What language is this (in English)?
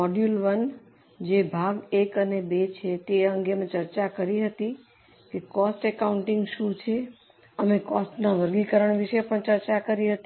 Gujarati